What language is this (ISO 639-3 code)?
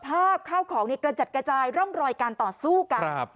tha